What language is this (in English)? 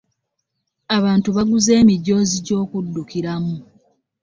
Ganda